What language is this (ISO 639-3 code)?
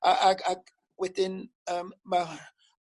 cym